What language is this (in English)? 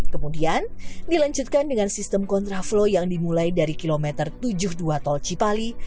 Indonesian